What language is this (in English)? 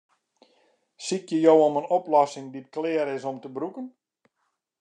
Western Frisian